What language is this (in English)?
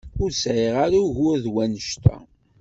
Kabyle